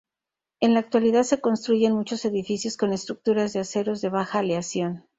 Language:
Spanish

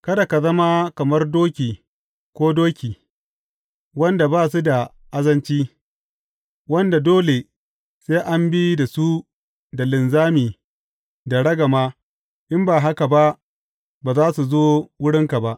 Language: Hausa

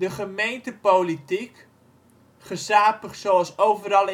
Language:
Dutch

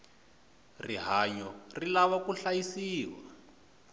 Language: Tsonga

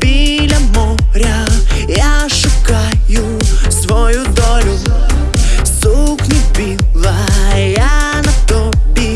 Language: Portuguese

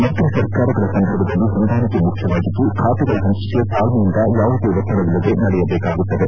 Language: Kannada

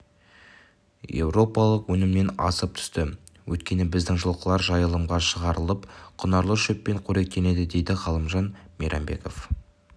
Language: Kazakh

